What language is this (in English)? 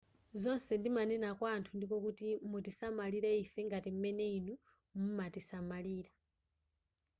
Nyanja